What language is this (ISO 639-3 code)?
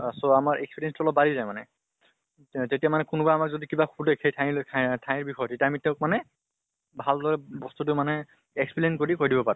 asm